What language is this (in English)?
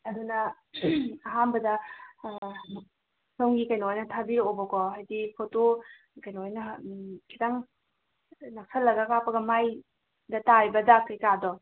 Manipuri